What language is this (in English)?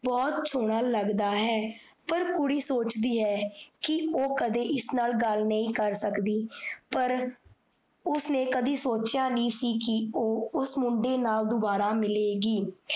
Punjabi